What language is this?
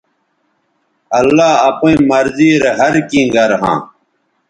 Bateri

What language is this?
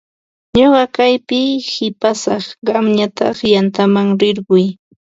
Ambo-Pasco Quechua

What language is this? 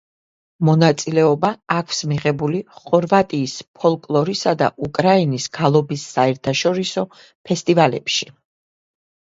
Georgian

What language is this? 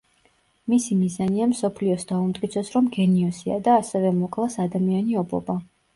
Georgian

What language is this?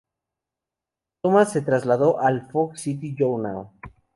Spanish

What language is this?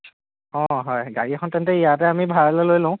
Assamese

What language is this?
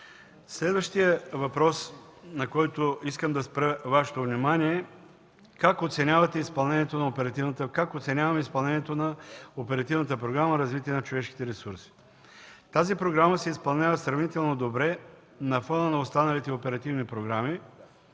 Bulgarian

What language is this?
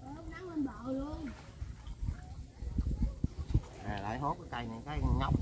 Vietnamese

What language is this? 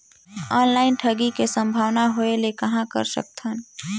Chhattisgarhi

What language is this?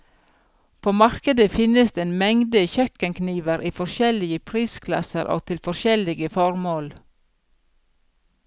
Norwegian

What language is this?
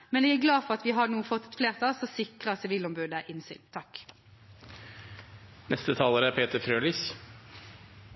Norwegian Bokmål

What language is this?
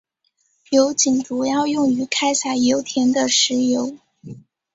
Chinese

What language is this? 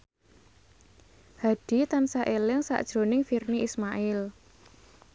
Javanese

